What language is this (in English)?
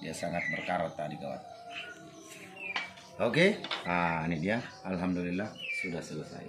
Indonesian